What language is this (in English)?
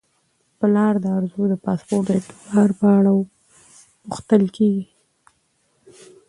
Pashto